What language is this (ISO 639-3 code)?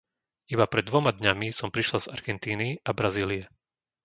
slk